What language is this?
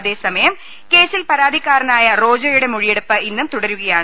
Malayalam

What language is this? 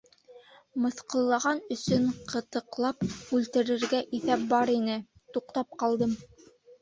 Bashkir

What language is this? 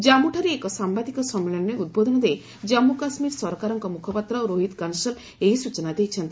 Odia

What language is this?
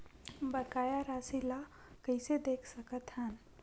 Chhattisgarhi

